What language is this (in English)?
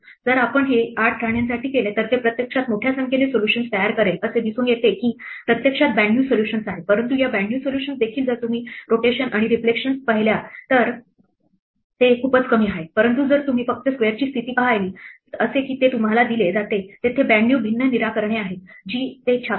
Marathi